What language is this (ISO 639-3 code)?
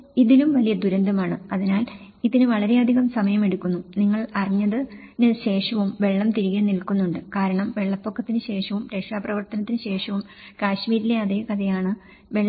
mal